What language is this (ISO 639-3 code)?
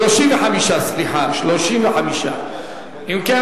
heb